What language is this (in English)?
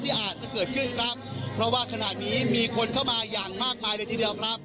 Thai